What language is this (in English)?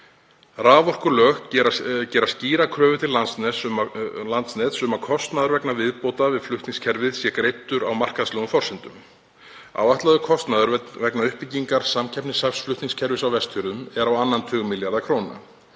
Icelandic